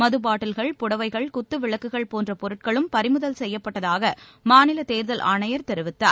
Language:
Tamil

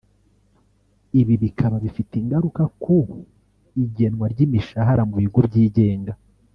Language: Kinyarwanda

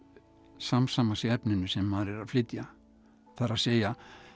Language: Icelandic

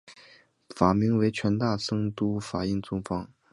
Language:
Chinese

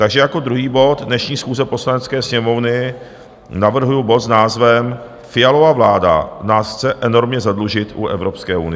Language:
Czech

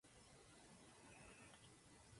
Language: Spanish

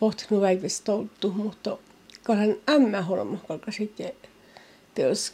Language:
Finnish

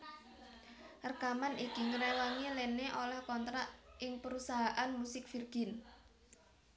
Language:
Javanese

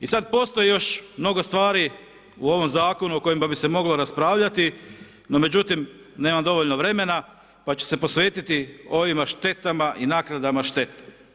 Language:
Croatian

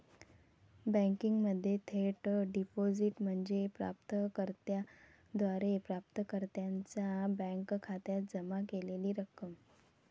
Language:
Marathi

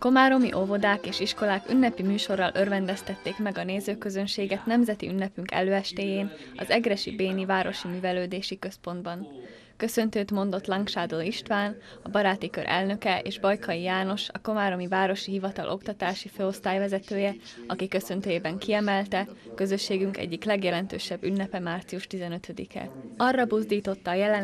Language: Hungarian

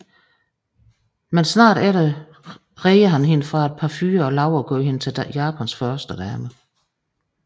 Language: Danish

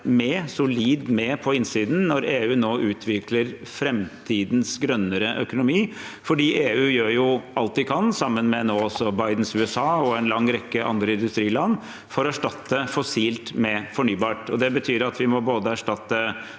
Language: Norwegian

